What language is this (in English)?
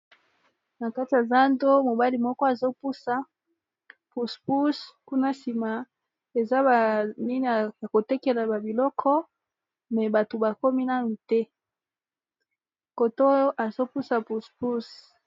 Lingala